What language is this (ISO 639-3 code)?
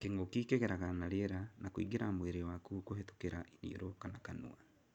kik